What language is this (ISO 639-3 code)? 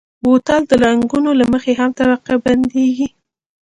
pus